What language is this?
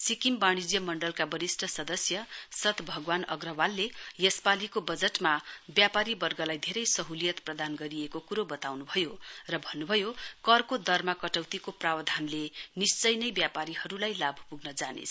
Nepali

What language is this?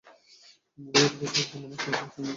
Bangla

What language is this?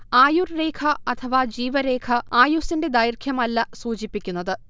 Malayalam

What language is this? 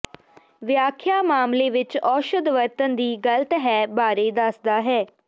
Punjabi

